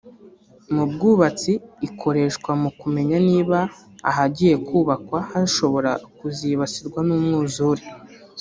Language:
Kinyarwanda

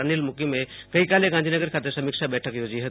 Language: Gujarati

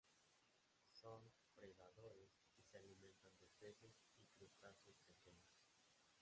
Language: Spanish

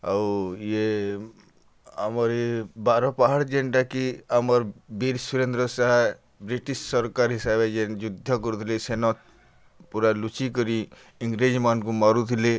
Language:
Odia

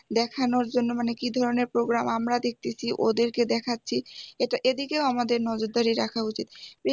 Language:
Bangla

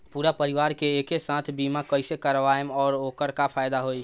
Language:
Bhojpuri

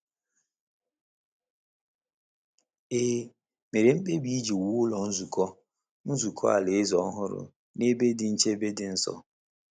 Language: Igbo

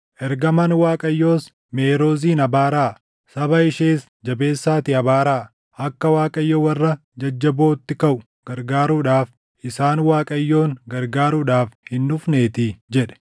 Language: Oromo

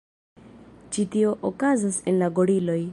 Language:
Esperanto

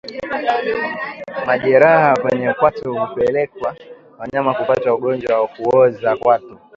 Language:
Swahili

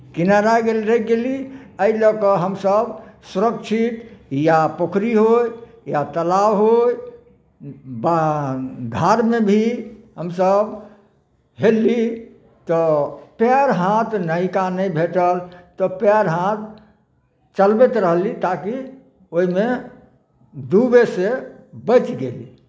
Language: Maithili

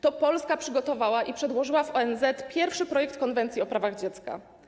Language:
Polish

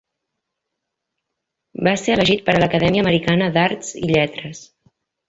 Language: Catalan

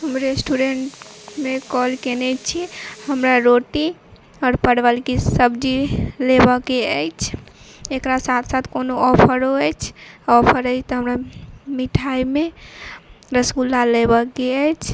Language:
Maithili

